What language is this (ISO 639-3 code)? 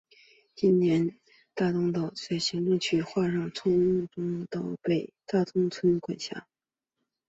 zho